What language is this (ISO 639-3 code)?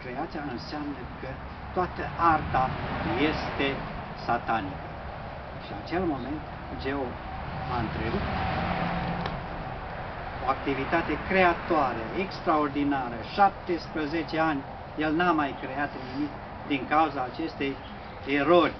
ron